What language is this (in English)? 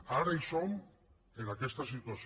Catalan